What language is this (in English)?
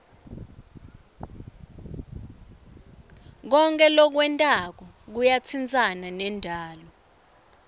Swati